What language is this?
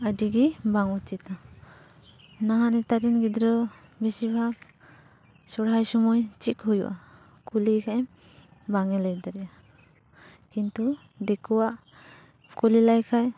Santali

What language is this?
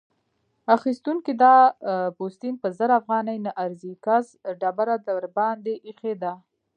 Pashto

